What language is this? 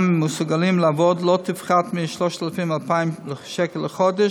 Hebrew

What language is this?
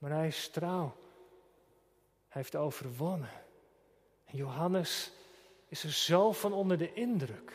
Dutch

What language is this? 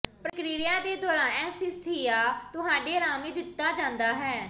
Punjabi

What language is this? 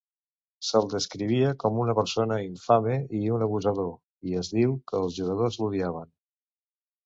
Catalan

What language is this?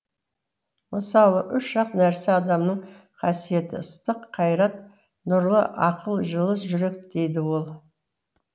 Kazakh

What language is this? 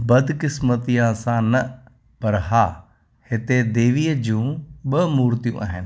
Sindhi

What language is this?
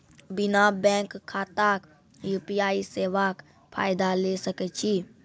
Maithili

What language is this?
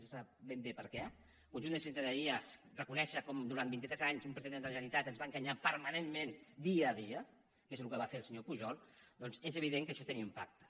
Catalan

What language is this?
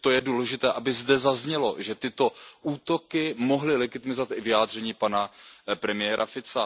Czech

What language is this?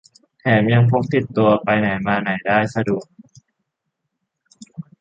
Thai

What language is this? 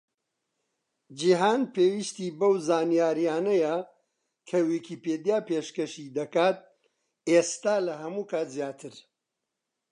Central Kurdish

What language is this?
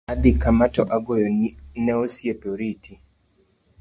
Luo (Kenya and Tanzania)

